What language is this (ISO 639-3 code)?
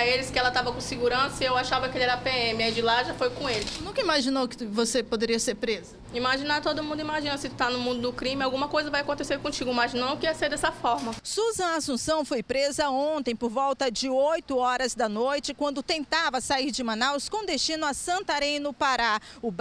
por